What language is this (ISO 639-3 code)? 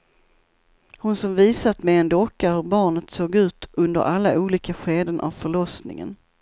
swe